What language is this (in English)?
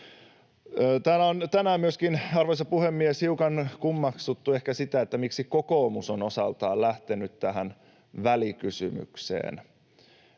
Finnish